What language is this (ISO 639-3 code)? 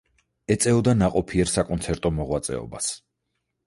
kat